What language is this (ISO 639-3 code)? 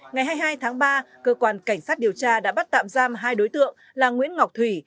vie